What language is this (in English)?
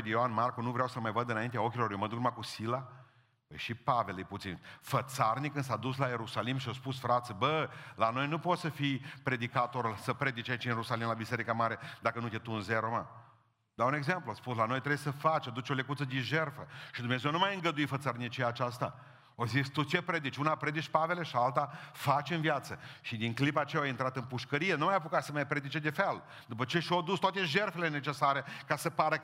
Romanian